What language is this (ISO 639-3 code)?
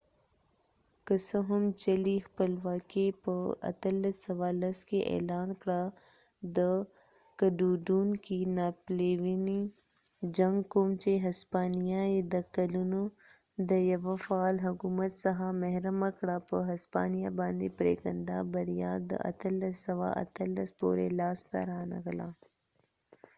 pus